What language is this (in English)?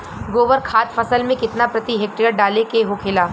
Bhojpuri